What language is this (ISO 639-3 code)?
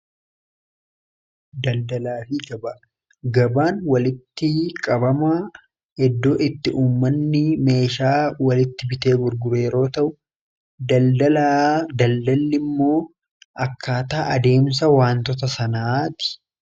orm